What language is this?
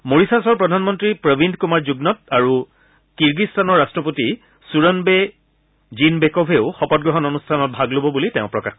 Assamese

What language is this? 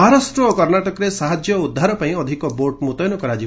Odia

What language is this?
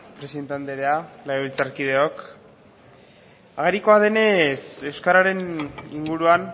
Basque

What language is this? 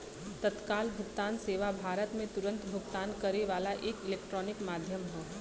Bhojpuri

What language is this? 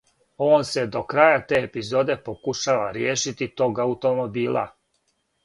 Serbian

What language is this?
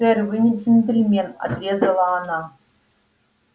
Russian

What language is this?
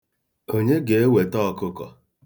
Igbo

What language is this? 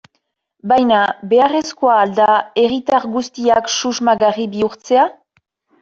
Basque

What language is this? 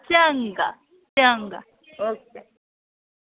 Dogri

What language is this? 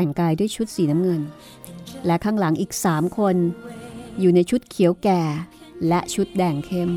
Thai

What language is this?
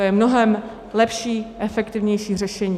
Czech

